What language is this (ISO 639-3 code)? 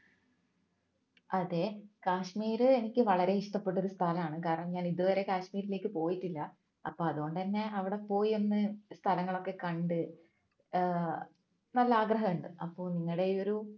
mal